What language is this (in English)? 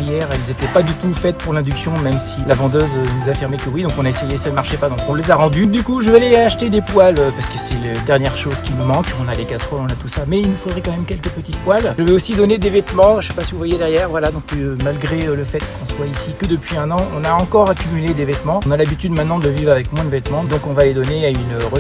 French